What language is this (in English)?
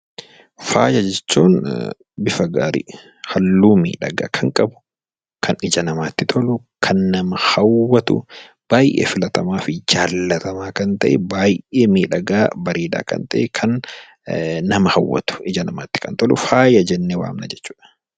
Oromo